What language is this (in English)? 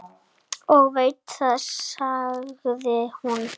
Icelandic